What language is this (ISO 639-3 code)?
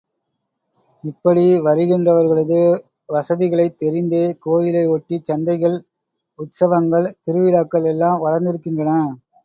tam